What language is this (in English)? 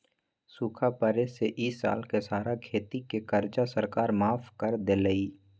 Magahi